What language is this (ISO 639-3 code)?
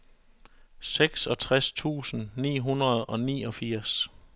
dan